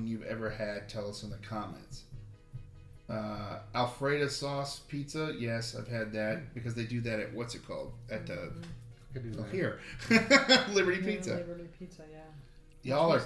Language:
English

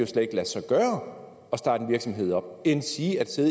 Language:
Danish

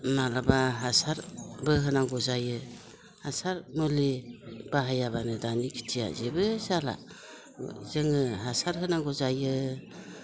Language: Bodo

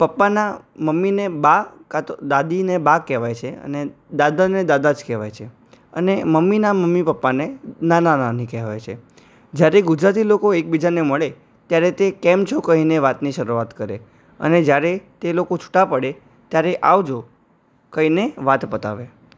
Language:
Gujarati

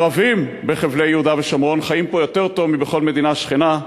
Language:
Hebrew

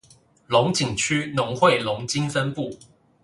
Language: Chinese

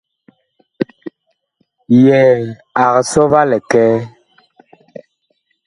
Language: Bakoko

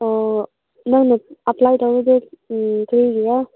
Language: Manipuri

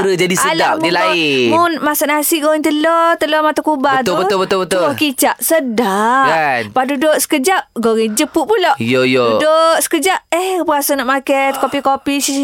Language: Malay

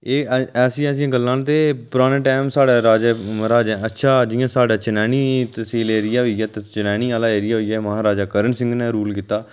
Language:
Dogri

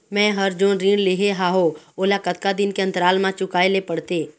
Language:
Chhattisgarhi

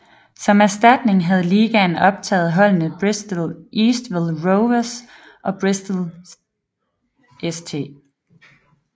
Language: Danish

